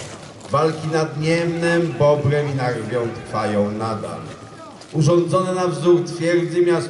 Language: Polish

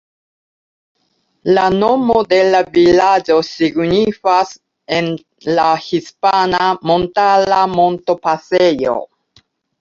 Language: Esperanto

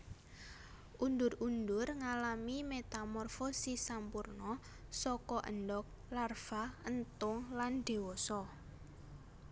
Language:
Javanese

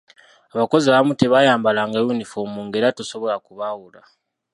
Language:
Ganda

